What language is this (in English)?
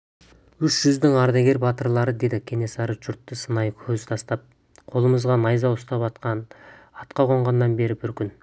Kazakh